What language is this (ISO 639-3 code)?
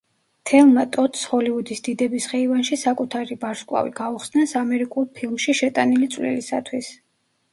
kat